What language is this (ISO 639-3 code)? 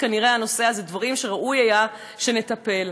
heb